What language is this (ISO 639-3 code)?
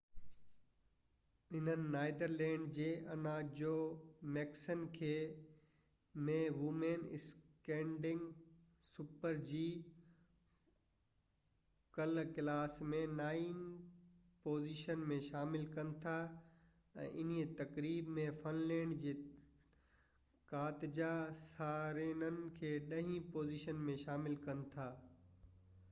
snd